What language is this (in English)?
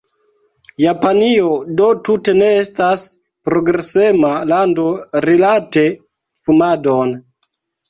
Esperanto